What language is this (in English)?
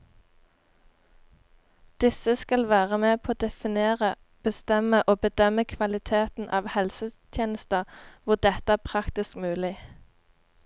Norwegian